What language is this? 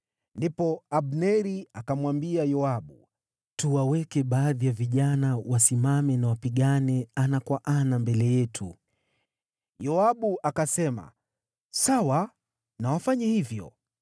Swahili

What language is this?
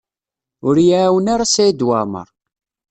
Kabyle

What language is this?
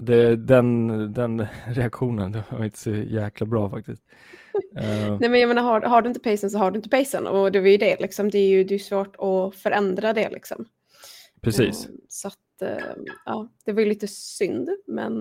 Swedish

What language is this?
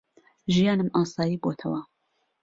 Central Kurdish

